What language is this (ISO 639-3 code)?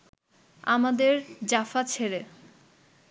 ben